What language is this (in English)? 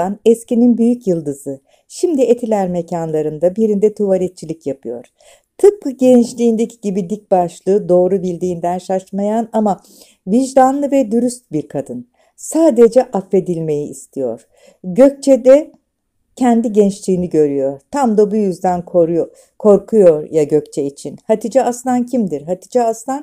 Turkish